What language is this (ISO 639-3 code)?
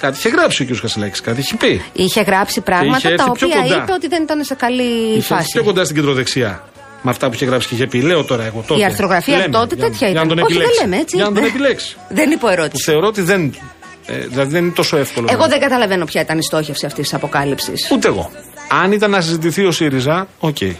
ell